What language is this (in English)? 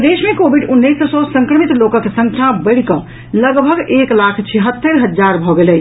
Maithili